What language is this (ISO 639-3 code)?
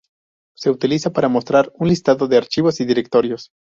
spa